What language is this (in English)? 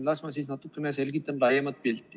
Estonian